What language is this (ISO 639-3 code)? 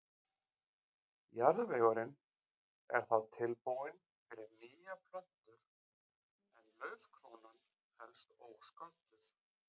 isl